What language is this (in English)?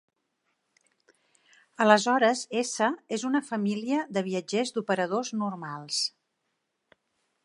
Catalan